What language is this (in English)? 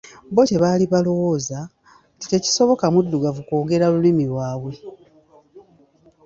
Ganda